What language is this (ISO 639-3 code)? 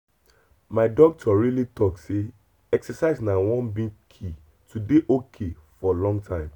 pcm